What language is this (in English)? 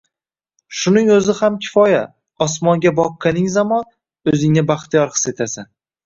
Uzbek